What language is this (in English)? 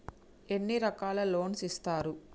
Telugu